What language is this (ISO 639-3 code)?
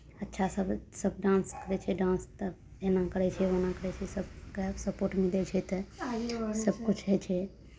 mai